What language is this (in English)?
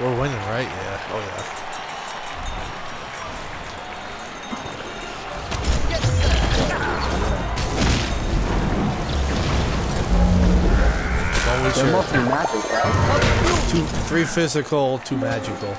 English